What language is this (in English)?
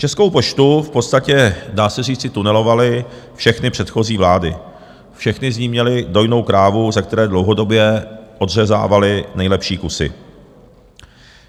Czech